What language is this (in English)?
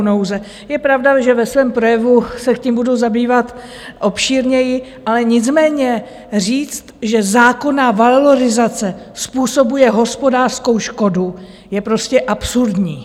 Czech